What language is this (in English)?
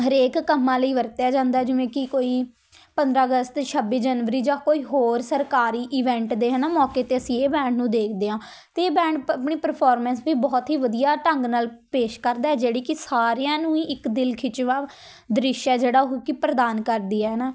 Punjabi